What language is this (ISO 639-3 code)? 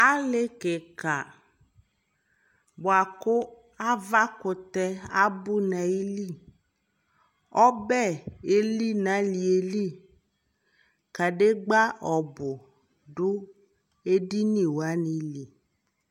kpo